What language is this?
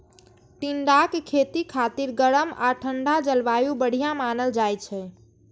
Maithili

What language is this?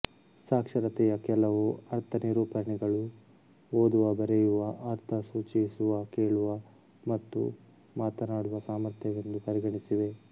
Kannada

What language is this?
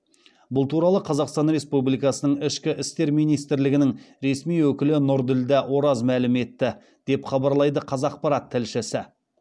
Kazakh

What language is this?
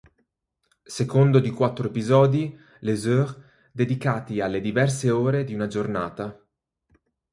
Italian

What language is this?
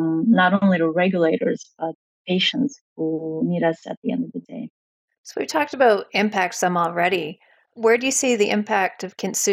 English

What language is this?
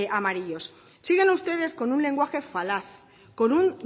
Spanish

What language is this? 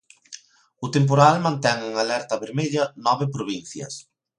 Galician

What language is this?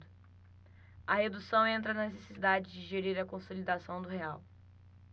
Portuguese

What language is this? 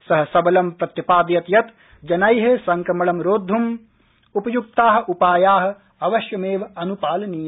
Sanskrit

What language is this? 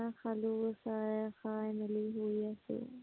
Assamese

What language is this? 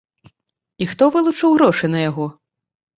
Belarusian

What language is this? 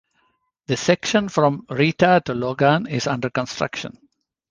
English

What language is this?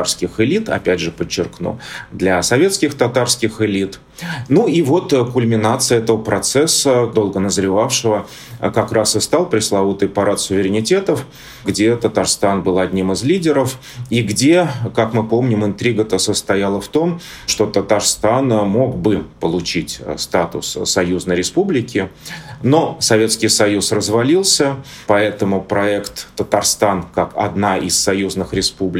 Russian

